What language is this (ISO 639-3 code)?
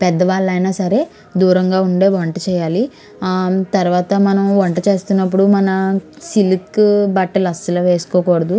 tel